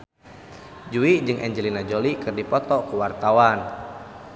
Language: Sundanese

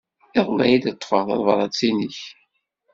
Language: Kabyle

